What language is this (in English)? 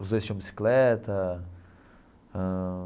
Portuguese